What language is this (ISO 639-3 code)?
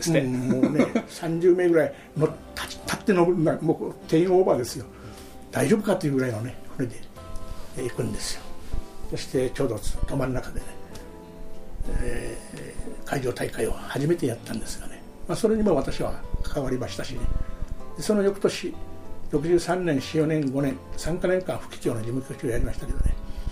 jpn